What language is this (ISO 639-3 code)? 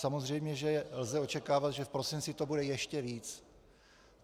ces